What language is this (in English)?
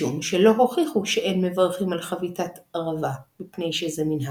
Hebrew